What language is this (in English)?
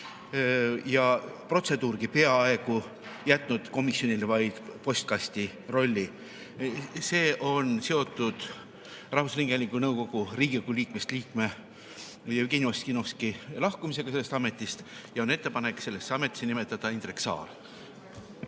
Estonian